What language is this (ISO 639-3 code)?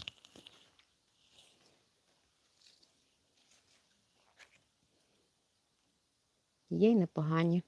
ukr